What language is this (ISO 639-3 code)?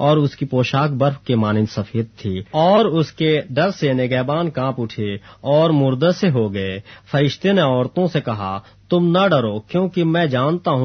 urd